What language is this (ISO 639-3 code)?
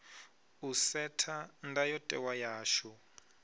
ven